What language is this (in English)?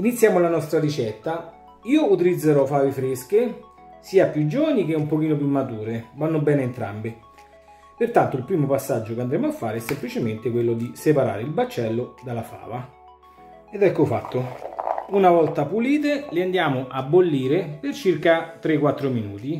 Italian